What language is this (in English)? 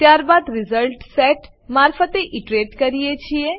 Gujarati